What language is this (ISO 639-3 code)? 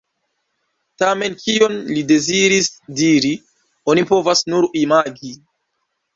epo